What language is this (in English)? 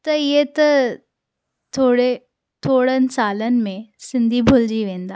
Sindhi